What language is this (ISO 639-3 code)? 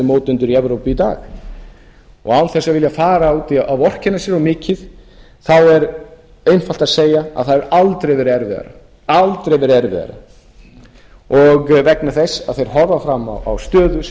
isl